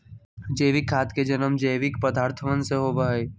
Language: Magahi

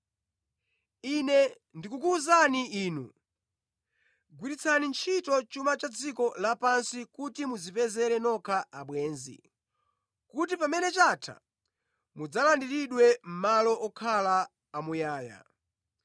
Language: Nyanja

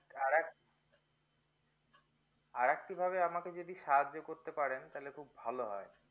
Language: Bangla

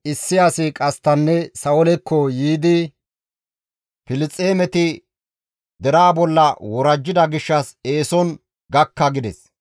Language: Gamo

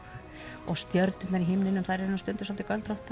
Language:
Icelandic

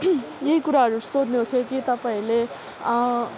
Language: Nepali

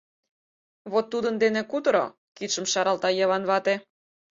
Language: Mari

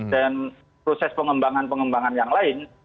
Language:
Indonesian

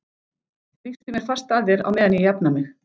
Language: Icelandic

